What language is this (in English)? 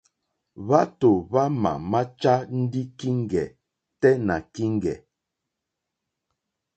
Mokpwe